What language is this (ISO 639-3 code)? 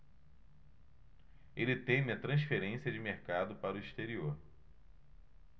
por